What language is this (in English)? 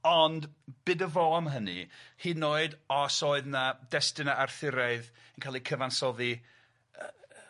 Welsh